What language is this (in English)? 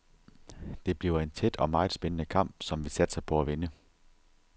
Danish